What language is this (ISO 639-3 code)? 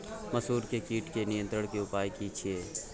mai